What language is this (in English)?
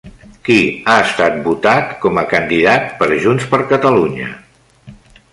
Catalan